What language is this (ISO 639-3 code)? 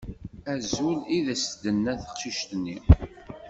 kab